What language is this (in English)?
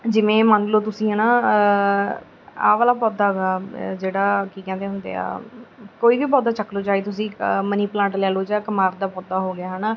Punjabi